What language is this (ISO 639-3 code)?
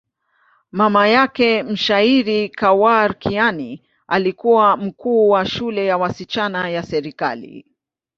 swa